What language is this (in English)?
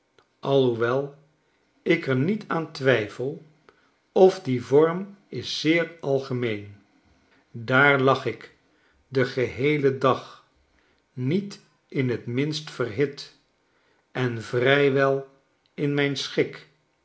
Dutch